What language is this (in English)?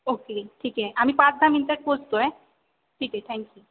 Marathi